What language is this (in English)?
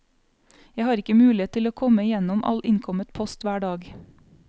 Norwegian